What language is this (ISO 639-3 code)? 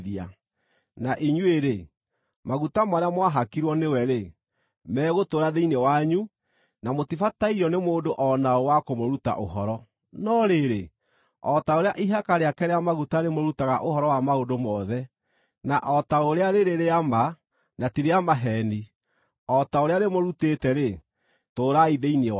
kik